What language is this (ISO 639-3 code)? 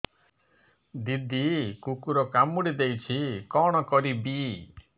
ori